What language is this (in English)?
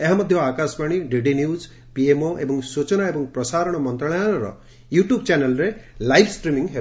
Odia